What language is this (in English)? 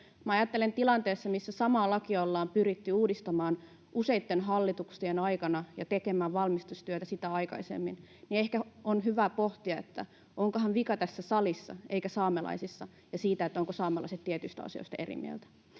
Finnish